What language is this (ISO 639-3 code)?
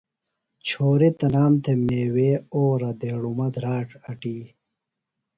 phl